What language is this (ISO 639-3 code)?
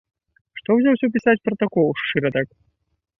bel